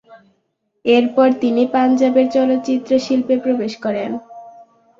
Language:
Bangla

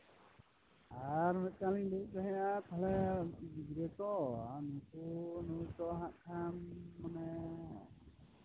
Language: Santali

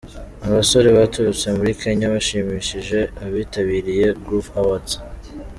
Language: Kinyarwanda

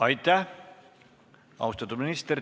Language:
Estonian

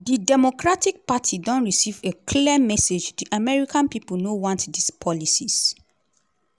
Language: Nigerian Pidgin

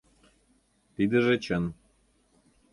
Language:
Mari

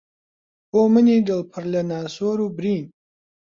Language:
Central Kurdish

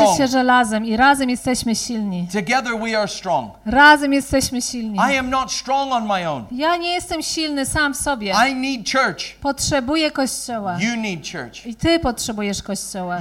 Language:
Polish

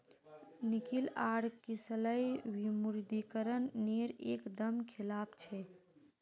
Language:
Magahi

